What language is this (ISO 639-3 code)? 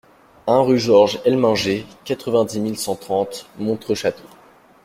fra